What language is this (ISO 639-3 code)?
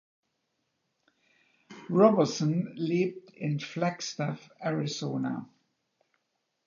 deu